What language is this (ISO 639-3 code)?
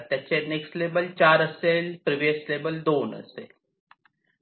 mar